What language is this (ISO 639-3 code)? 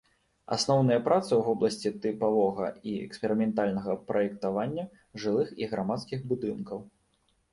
bel